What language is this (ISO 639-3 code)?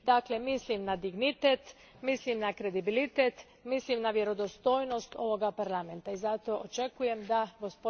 hrv